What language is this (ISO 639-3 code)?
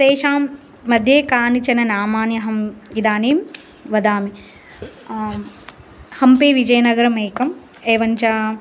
san